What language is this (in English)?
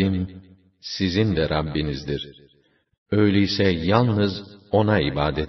Turkish